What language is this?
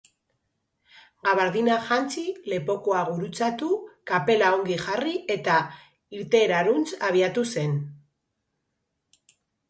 Basque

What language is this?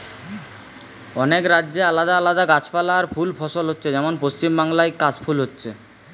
Bangla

